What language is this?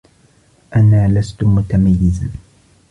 Arabic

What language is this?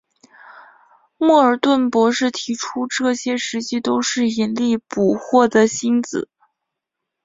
Chinese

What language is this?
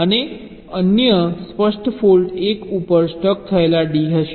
Gujarati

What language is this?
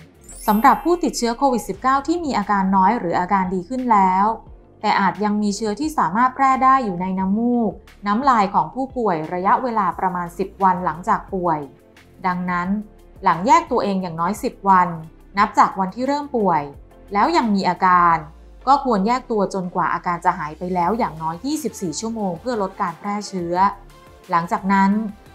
Thai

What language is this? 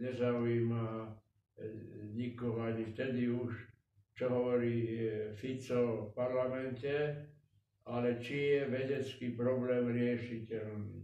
Czech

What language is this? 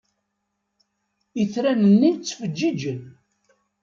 Kabyle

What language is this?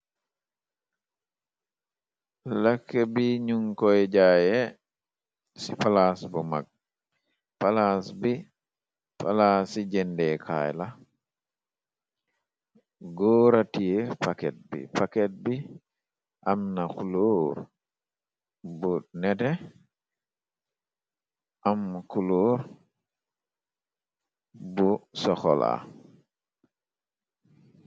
Wolof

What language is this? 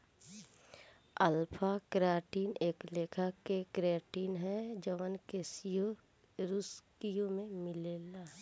Bhojpuri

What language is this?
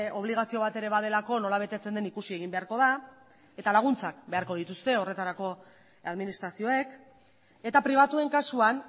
Basque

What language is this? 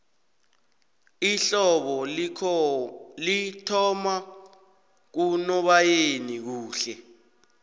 South Ndebele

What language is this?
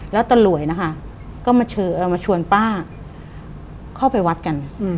Thai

